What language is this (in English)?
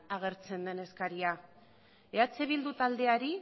Basque